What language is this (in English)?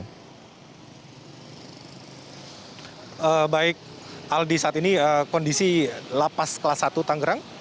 Indonesian